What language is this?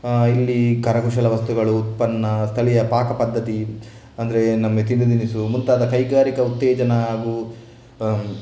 Kannada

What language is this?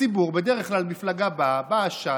Hebrew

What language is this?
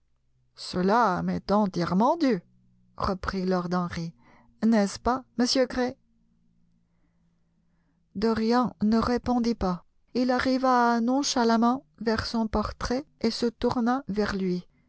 French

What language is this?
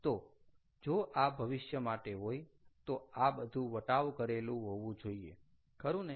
Gujarati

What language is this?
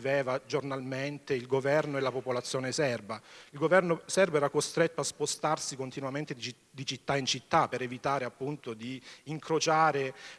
Italian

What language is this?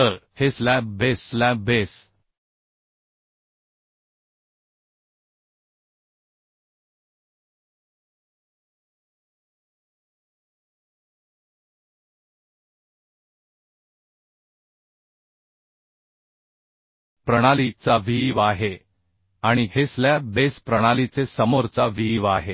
Marathi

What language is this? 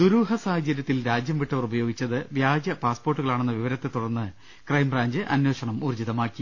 Malayalam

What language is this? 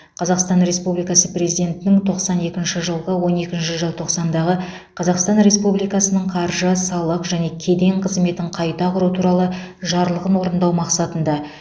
Kazakh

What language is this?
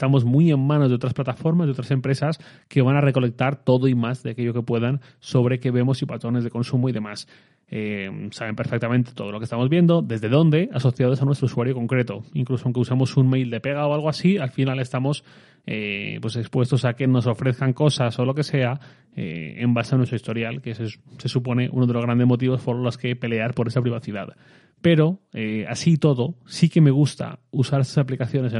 Spanish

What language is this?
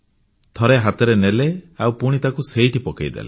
Odia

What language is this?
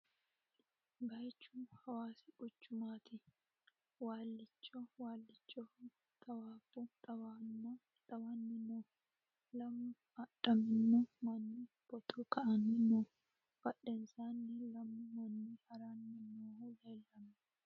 Sidamo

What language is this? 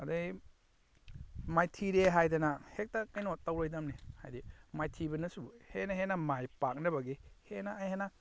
Manipuri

